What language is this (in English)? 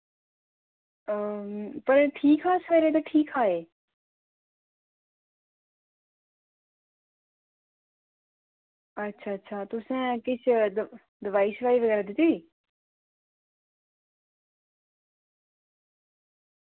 Dogri